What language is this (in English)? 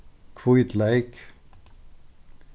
Faroese